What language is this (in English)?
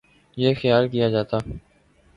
Urdu